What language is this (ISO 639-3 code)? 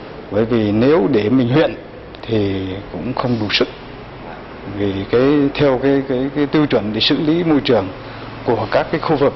vie